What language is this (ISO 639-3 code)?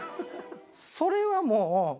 jpn